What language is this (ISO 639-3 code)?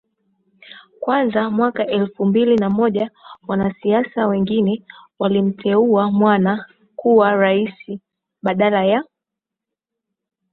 swa